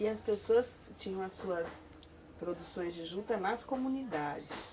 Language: Portuguese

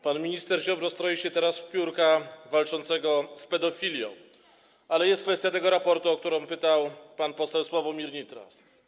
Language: Polish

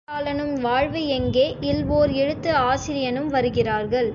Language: Tamil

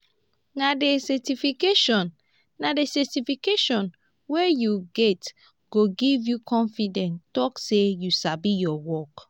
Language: Nigerian Pidgin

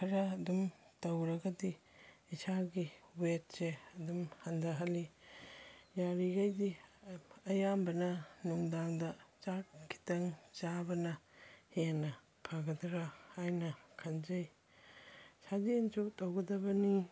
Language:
Manipuri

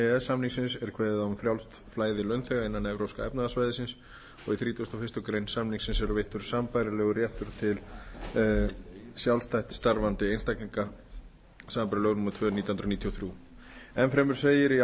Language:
Icelandic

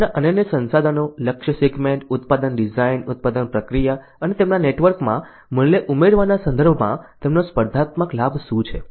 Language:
Gujarati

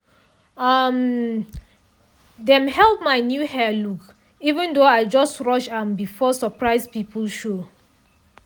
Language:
Nigerian Pidgin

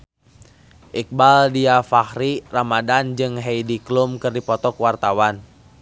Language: Sundanese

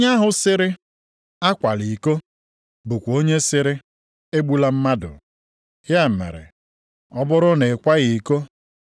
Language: Igbo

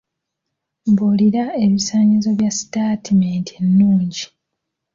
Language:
Ganda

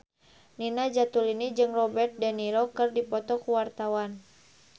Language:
Sundanese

